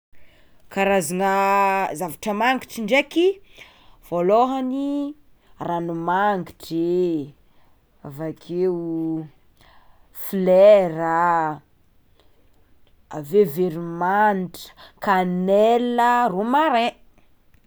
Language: Tsimihety Malagasy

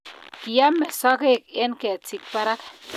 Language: Kalenjin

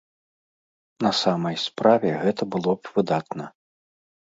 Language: Belarusian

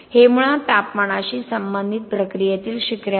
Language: Marathi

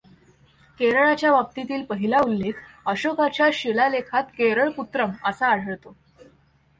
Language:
Marathi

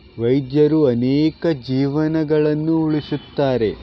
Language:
Kannada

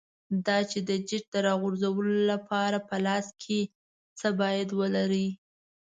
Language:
Pashto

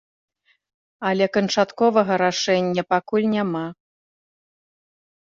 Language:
Belarusian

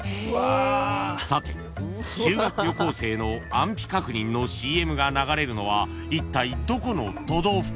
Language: Japanese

